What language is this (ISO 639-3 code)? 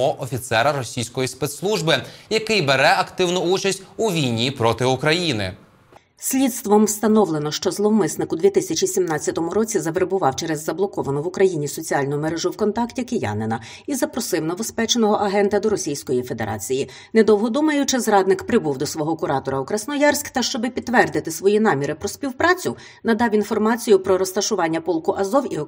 ukr